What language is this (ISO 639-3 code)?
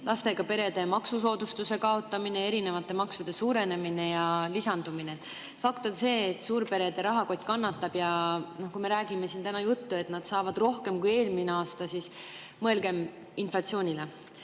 est